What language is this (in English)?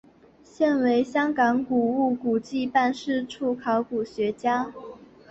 Chinese